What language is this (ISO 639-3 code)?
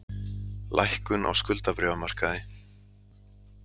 isl